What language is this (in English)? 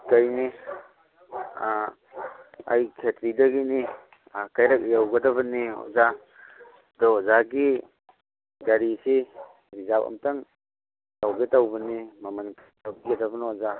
Manipuri